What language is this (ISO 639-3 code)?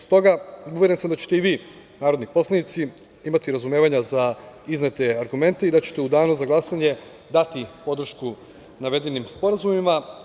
srp